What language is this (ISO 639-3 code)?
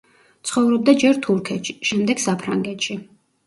kat